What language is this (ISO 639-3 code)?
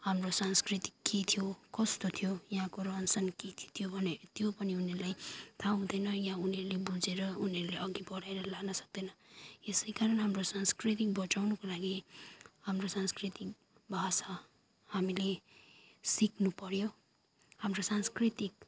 nep